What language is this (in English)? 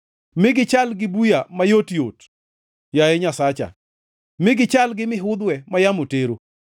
Luo (Kenya and Tanzania)